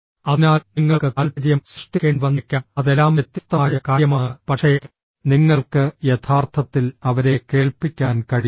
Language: Malayalam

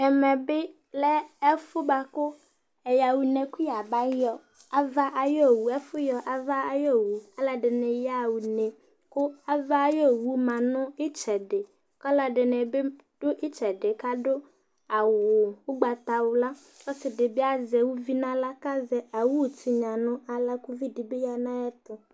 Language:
Ikposo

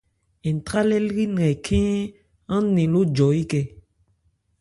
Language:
Ebrié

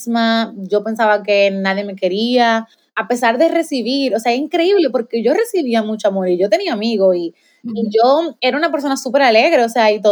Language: Spanish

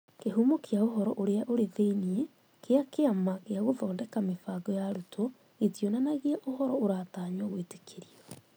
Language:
Kikuyu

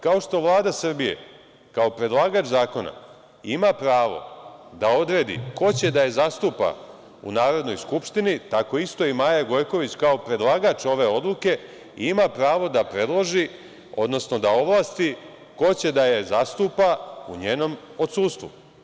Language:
Serbian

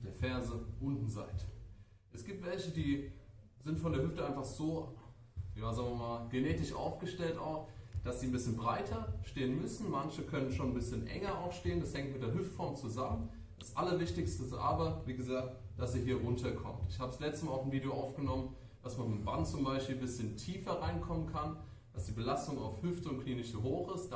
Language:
German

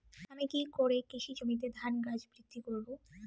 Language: Bangla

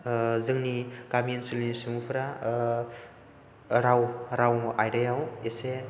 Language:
Bodo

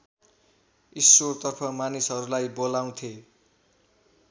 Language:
Nepali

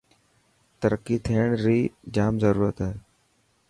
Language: Dhatki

